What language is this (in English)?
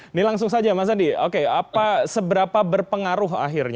Indonesian